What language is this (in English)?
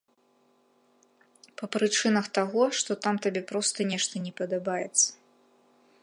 Belarusian